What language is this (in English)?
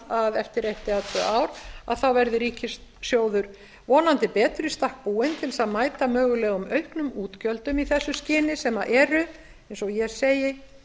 Icelandic